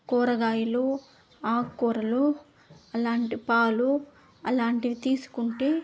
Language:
Telugu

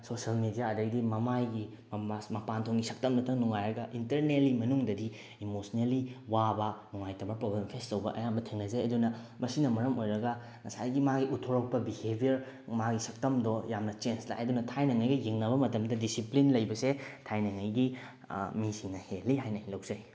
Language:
Manipuri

